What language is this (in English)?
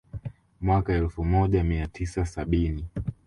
Swahili